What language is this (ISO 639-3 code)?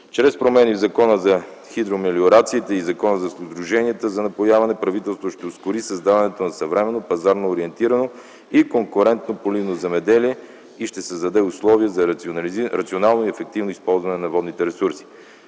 bul